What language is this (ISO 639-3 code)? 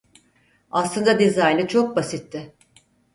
tur